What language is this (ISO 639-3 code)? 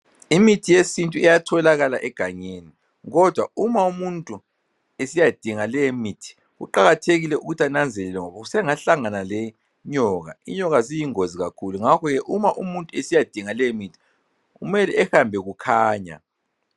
nde